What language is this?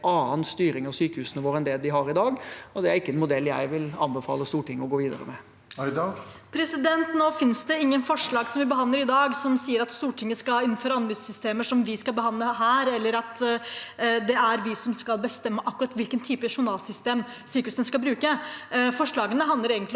Norwegian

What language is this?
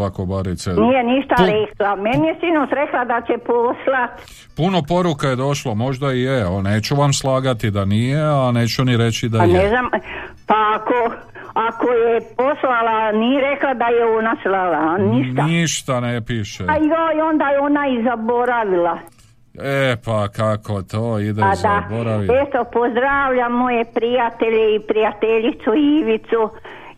Croatian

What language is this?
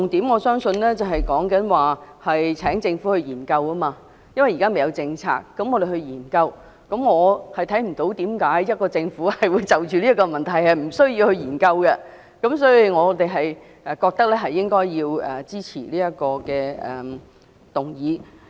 Cantonese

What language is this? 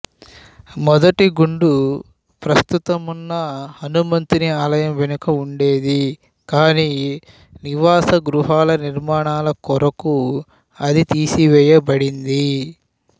Telugu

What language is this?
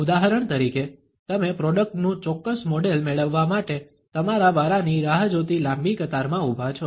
Gujarati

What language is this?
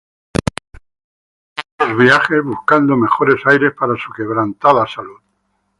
Spanish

